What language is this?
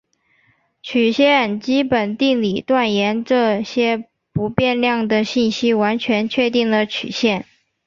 Chinese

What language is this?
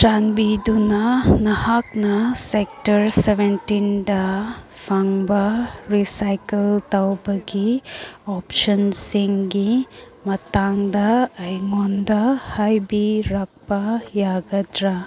Manipuri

